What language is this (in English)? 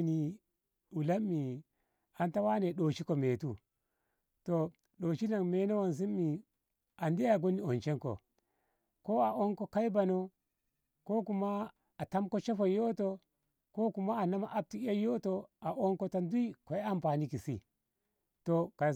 Ngamo